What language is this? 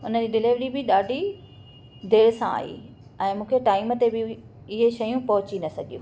Sindhi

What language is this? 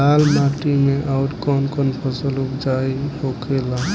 Bhojpuri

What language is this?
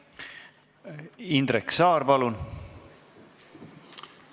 Estonian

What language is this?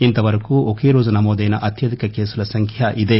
Telugu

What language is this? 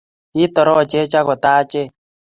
Kalenjin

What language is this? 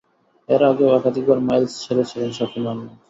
Bangla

